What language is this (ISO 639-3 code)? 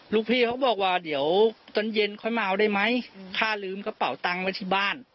tha